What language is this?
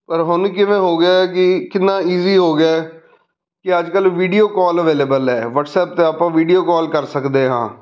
Punjabi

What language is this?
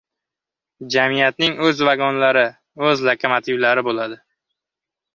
Uzbek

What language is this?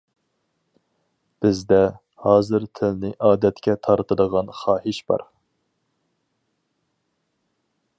Uyghur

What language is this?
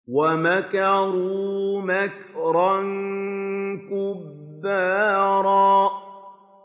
Arabic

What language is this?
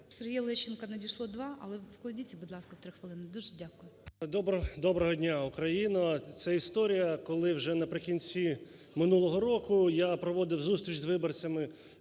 Ukrainian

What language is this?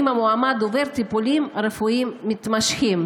Hebrew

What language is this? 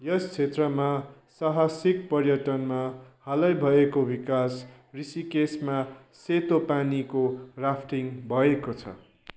Nepali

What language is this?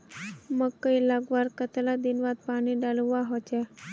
Magahi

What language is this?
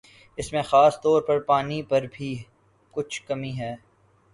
Urdu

